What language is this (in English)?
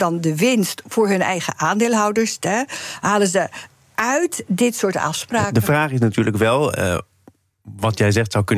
Dutch